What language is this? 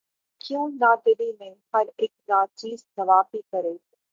Urdu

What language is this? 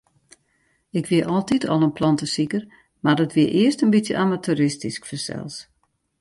Western Frisian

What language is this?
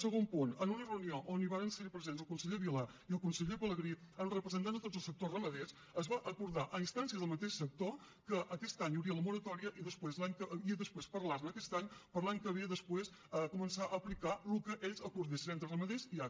Catalan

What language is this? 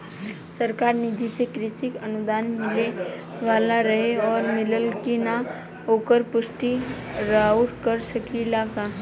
Bhojpuri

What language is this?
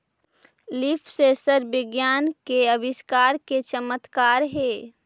Magahi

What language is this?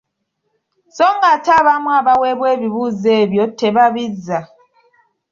Ganda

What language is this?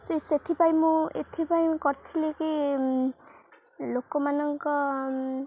Odia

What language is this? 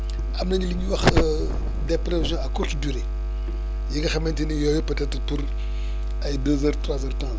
Wolof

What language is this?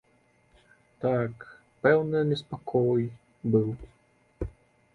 Belarusian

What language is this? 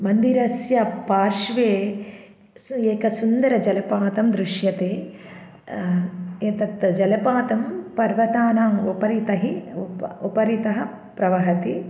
Sanskrit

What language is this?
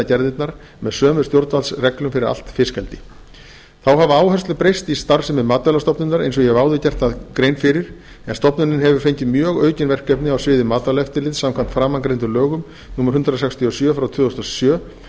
Icelandic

